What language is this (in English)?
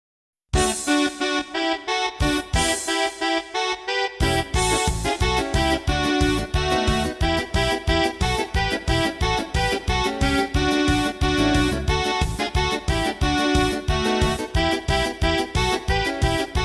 Slovak